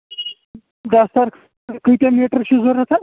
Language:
Kashmiri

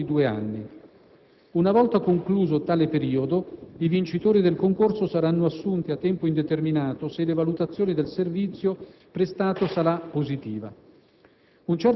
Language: Italian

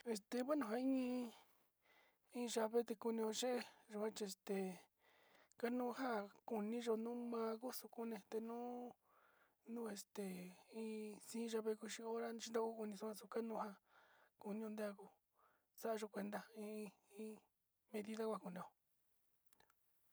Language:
Sinicahua Mixtec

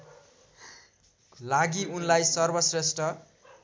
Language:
Nepali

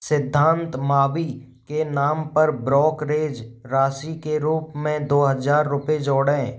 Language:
Hindi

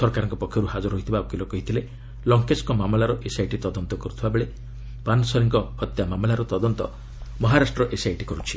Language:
Odia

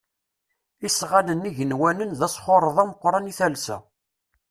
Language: Kabyle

